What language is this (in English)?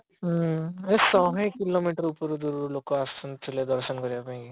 Odia